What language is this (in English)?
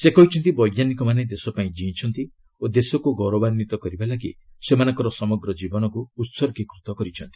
Odia